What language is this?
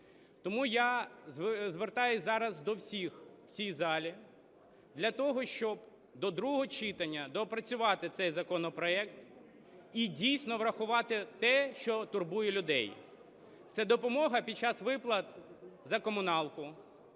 Ukrainian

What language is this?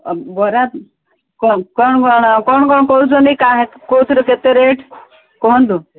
Odia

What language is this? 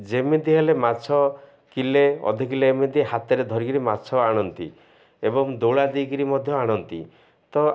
Odia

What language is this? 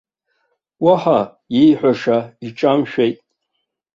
Abkhazian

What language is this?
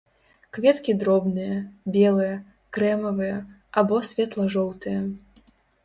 Belarusian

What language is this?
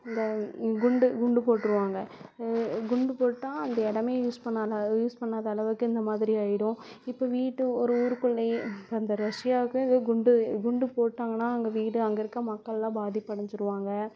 Tamil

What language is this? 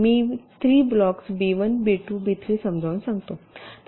Marathi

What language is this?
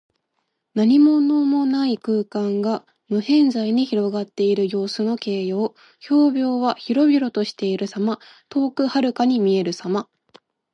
Japanese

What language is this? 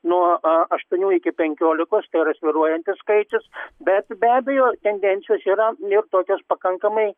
Lithuanian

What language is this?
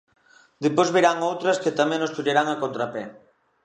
Galician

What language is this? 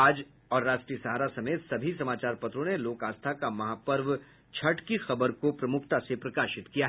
Hindi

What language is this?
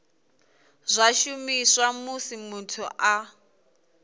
Venda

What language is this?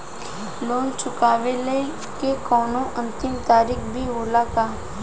Bhojpuri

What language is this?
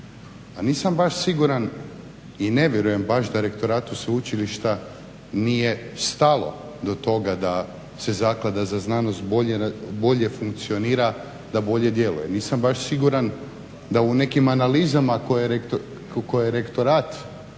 Croatian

